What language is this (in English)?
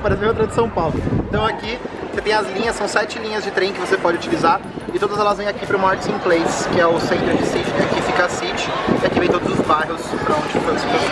Portuguese